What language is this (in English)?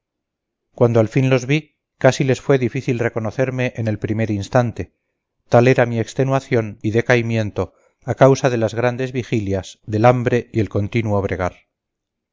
Spanish